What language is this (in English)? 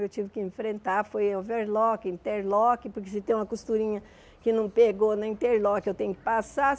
Portuguese